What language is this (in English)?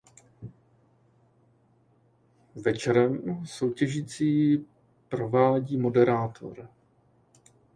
Czech